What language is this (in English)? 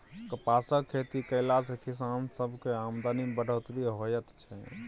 Maithili